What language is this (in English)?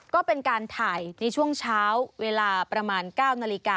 Thai